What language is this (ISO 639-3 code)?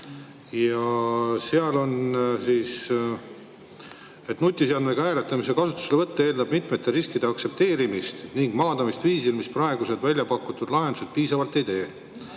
est